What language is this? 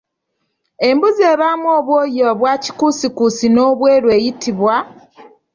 Ganda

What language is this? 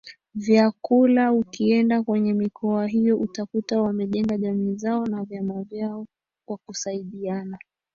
Swahili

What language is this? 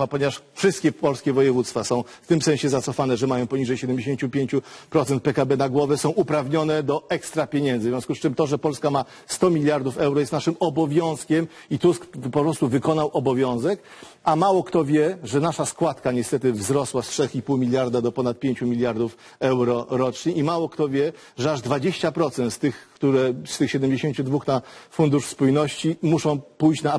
Polish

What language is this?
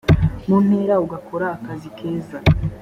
Kinyarwanda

